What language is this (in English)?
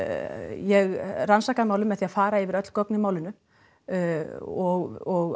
Icelandic